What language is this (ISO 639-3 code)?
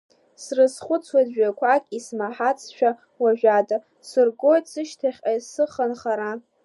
abk